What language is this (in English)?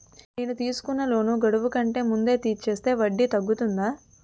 Telugu